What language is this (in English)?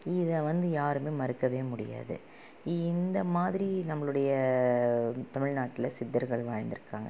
Tamil